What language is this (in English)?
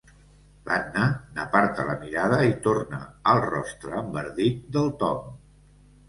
Catalan